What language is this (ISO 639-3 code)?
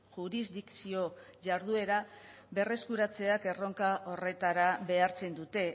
eus